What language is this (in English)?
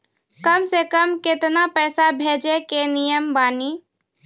Maithili